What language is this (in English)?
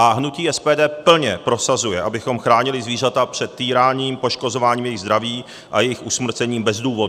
Czech